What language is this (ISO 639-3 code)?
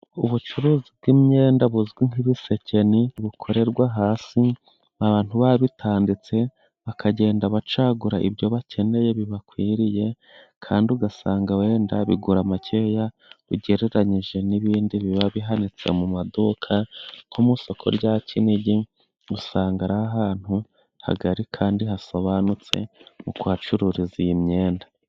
kin